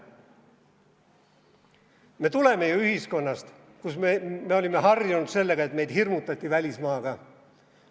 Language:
Estonian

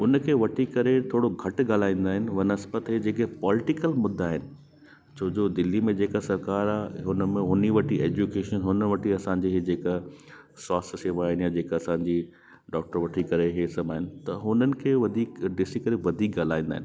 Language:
Sindhi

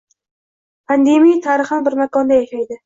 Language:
Uzbek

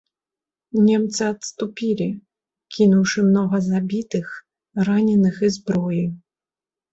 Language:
Belarusian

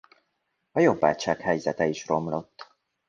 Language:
Hungarian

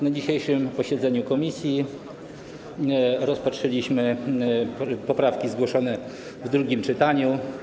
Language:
Polish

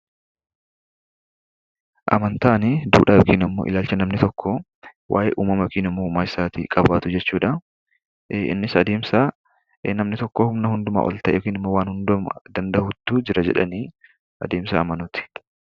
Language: Oromo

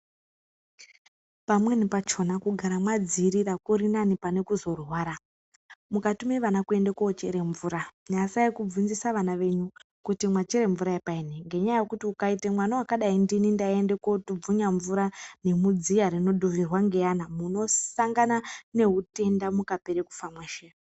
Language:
Ndau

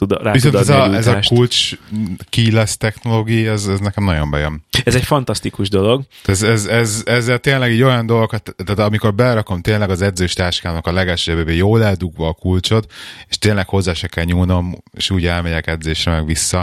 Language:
Hungarian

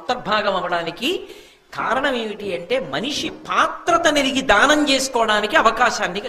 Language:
Telugu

